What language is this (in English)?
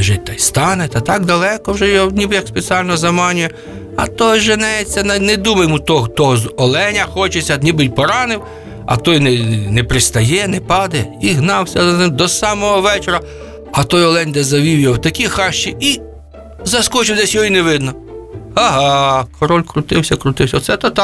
Ukrainian